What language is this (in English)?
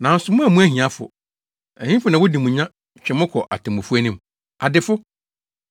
Akan